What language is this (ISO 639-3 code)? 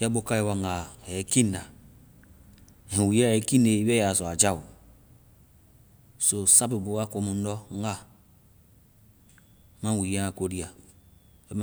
vai